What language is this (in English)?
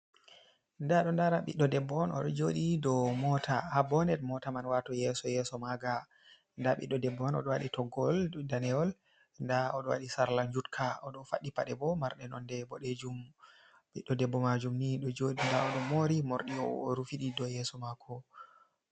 Fula